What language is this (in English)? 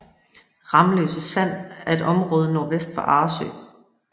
Danish